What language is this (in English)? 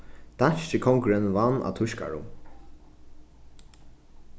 Faroese